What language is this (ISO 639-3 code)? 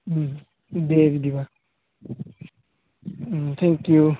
brx